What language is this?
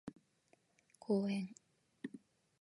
Japanese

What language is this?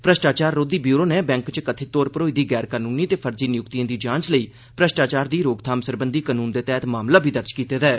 Dogri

